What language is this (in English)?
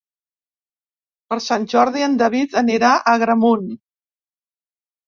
Catalan